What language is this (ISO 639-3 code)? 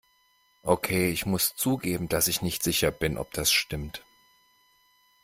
deu